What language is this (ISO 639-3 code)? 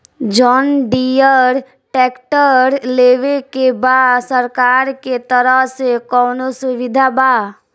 bho